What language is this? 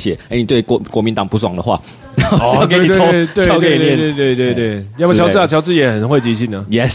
Chinese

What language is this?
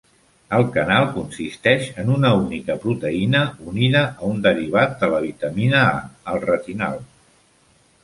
Catalan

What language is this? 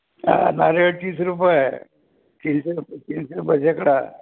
Marathi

